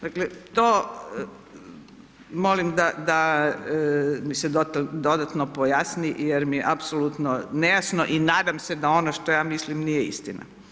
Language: Croatian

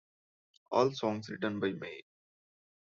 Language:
English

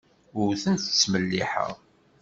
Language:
Kabyle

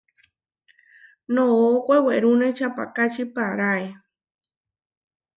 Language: Huarijio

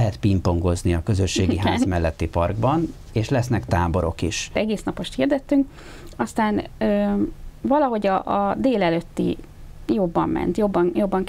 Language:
Hungarian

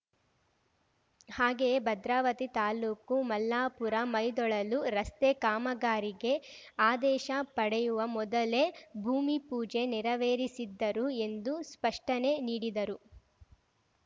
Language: Kannada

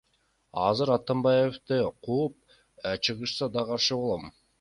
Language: Kyrgyz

